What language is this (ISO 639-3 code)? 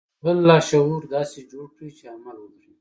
pus